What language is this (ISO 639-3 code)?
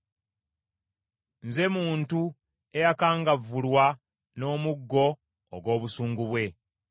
lug